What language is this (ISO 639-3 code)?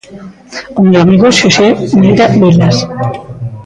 glg